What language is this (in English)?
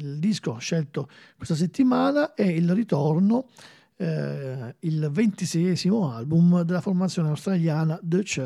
Italian